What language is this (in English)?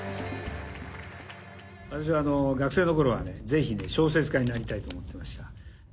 Japanese